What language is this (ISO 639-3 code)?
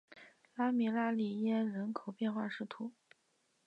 zho